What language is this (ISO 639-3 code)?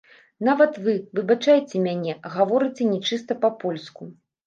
bel